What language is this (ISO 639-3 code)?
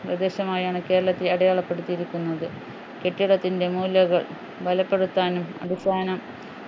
mal